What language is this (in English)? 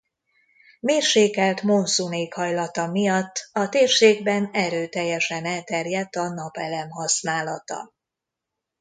Hungarian